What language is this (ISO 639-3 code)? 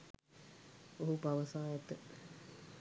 sin